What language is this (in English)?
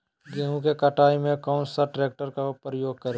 Magahi